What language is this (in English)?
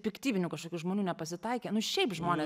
Lithuanian